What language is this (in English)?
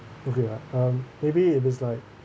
English